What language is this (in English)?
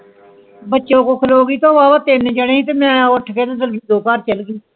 Punjabi